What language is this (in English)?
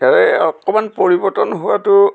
Assamese